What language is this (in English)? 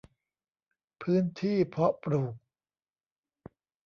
Thai